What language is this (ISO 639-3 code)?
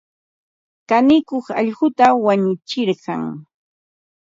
qva